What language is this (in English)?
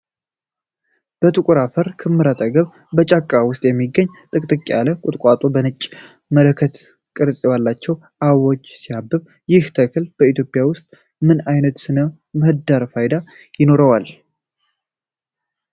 Amharic